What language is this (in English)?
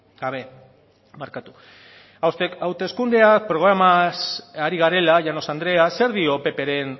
Basque